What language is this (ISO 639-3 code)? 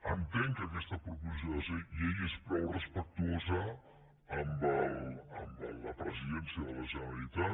cat